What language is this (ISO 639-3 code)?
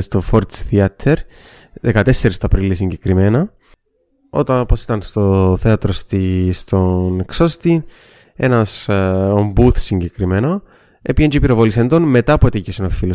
ell